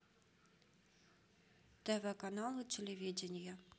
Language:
Russian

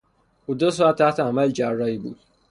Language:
Persian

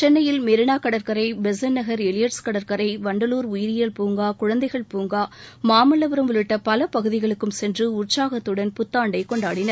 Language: Tamil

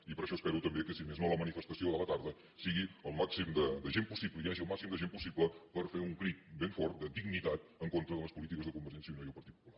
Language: Catalan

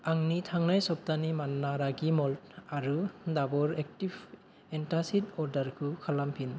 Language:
Bodo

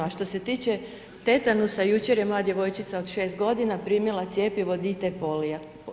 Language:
Croatian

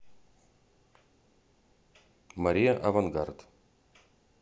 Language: Russian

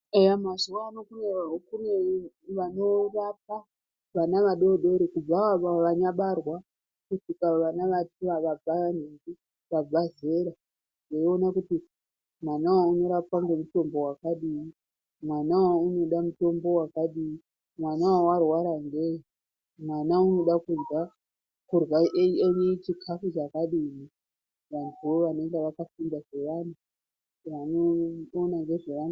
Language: Ndau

